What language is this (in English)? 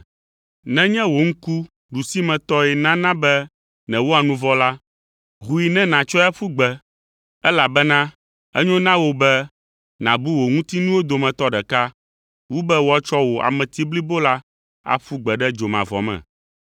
Ewe